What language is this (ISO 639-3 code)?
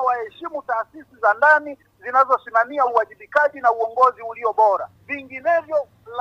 swa